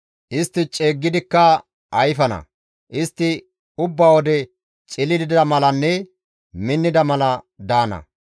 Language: Gamo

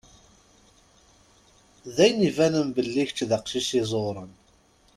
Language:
Kabyle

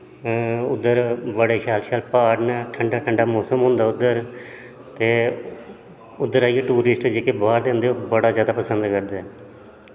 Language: Dogri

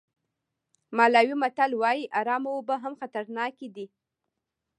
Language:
Pashto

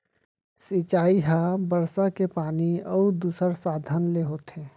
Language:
Chhattisgarhi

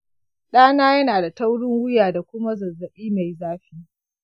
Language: Hausa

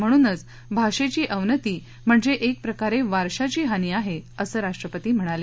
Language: Marathi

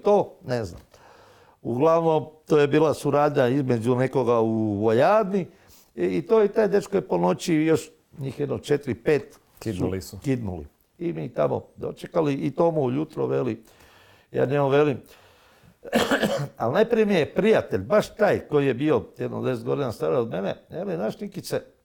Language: Croatian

